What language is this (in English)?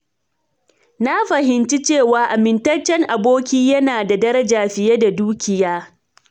Hausa